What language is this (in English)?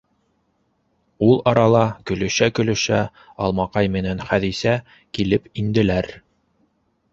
Bashkir